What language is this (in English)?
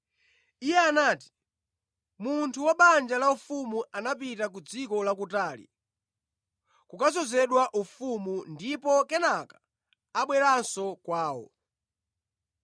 Nyanja